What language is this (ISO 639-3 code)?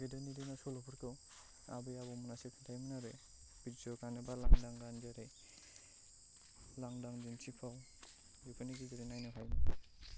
brx